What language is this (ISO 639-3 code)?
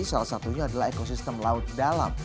ind